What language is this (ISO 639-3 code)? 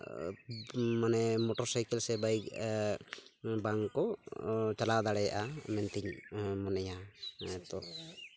sat